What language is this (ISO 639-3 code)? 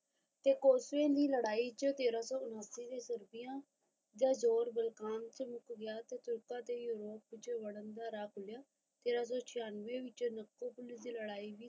pan